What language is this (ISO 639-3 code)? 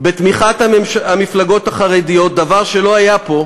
heb